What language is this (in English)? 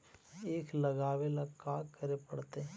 Magahi